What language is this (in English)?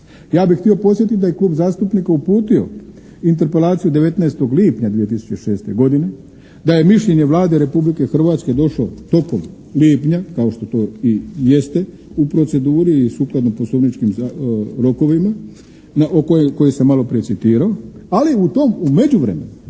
Croatian